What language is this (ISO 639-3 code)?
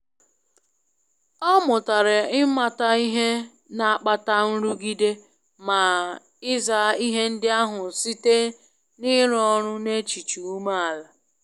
ibo